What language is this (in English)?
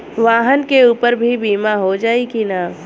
Bhojpuri